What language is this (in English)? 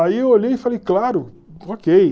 Portuguese